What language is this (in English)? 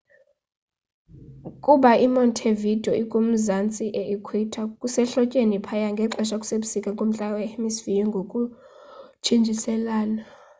Xhosa